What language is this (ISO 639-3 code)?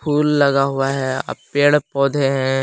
hin